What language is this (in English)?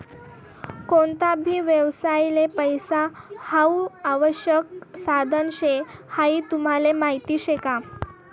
Marathi